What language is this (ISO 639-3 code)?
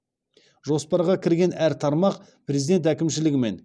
kaz